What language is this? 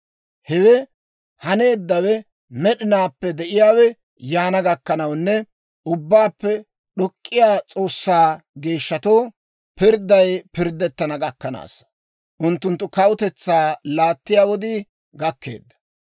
Dawro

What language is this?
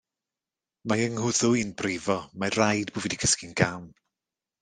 Welsh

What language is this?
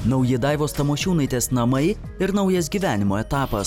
Lithuanian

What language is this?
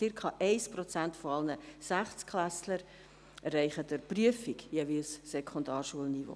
Swiss German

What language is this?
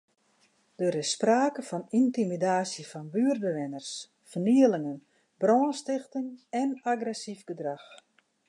Western Frisian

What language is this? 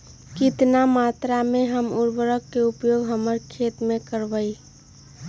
Magahi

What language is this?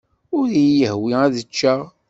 Kabyle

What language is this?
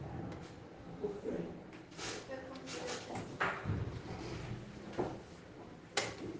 Portuguese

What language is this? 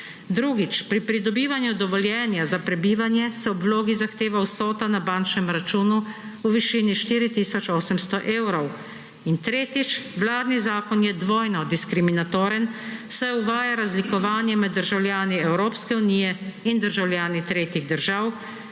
Slovenian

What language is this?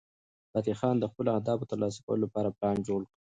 Pashto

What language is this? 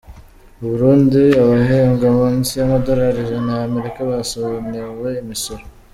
Kinyarwanda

